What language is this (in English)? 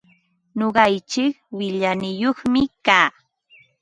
Ambo-Pasco Quechua